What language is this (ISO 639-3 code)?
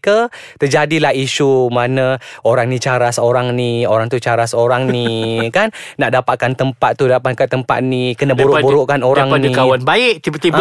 msa